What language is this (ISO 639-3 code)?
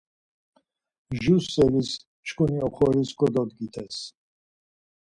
lzz